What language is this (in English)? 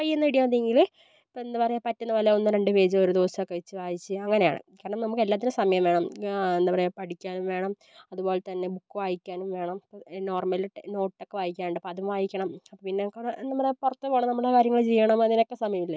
Malayalam